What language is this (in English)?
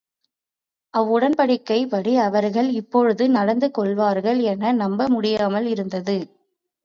Tamil